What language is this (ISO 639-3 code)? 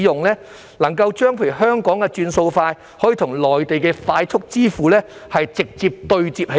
yue